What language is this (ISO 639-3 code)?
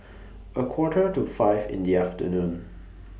eng